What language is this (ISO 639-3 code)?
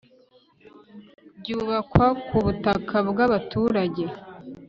kin